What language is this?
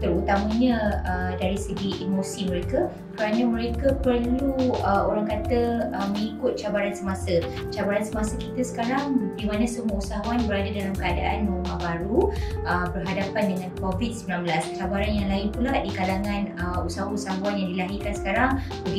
Malay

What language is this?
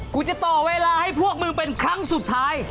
Thai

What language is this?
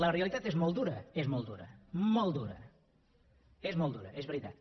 Catalan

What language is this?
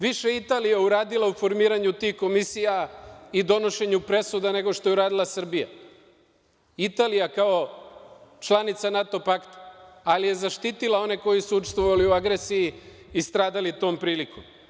Serbian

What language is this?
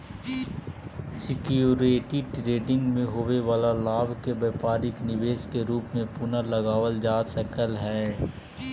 Magahi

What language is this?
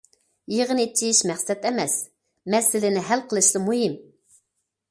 Uyghur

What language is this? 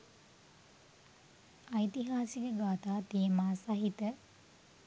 Sinhala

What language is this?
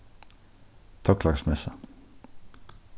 Faroese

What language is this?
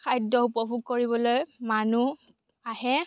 Assamese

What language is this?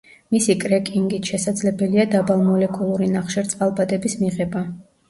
Georgian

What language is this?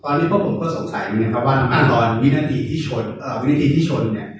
Thai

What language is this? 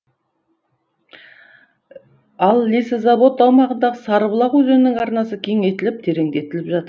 Kazakh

